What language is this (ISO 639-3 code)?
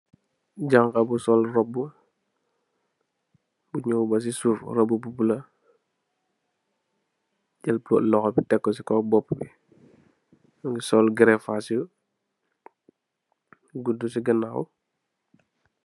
wol